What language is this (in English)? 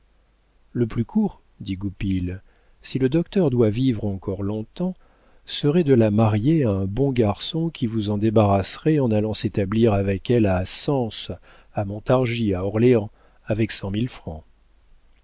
French